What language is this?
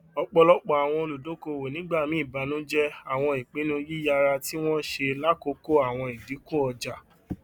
Yoruba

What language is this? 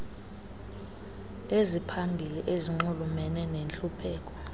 Xhosa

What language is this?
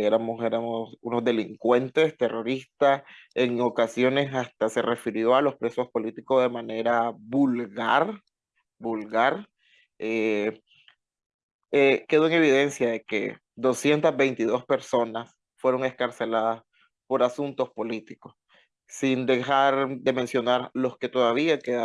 Spanish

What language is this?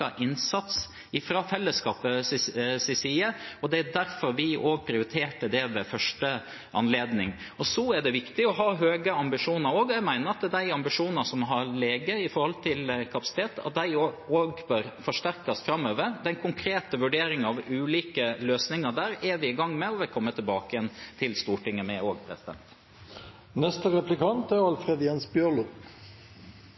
Norwegian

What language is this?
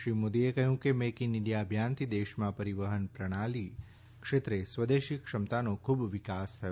Gujarati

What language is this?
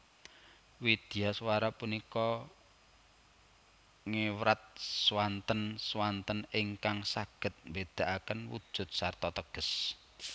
Javanese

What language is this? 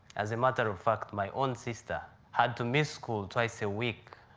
English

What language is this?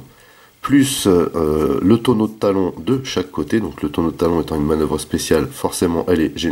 French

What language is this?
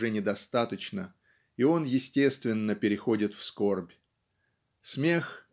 Russian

